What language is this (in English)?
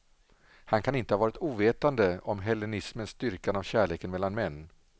Swedish